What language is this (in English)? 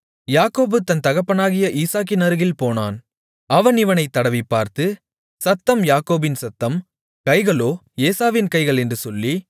Tamil